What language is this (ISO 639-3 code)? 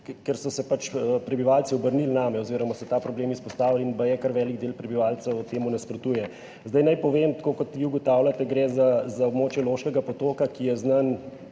slv